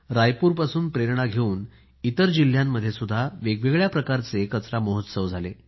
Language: Marathi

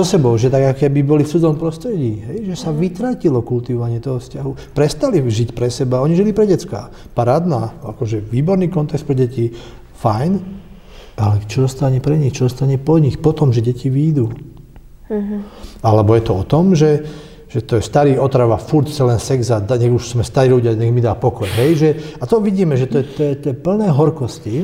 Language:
Slovak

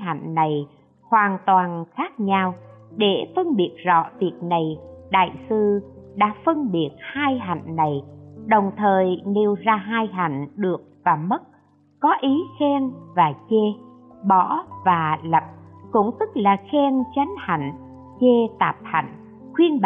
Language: Vietnamese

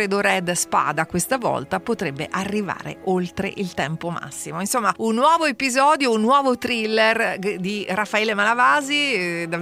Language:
Italian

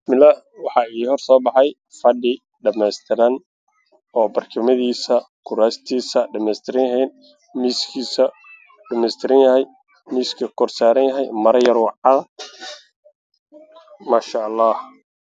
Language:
Somali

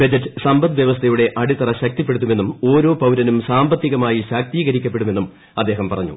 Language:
Malayalam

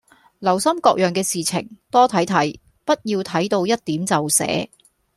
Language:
Cantonese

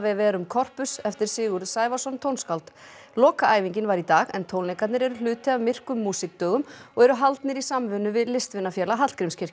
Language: Icelandic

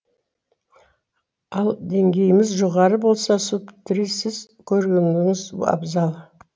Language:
Kazakh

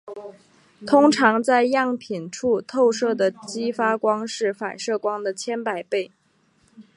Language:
Chinese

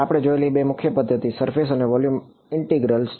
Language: Gujarati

